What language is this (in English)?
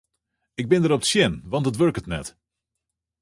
Western Frisian